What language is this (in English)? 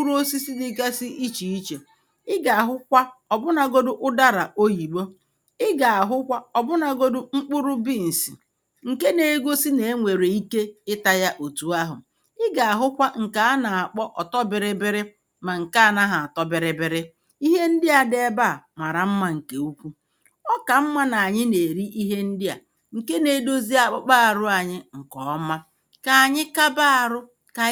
Igbo